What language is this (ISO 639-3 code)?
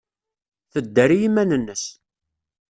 kab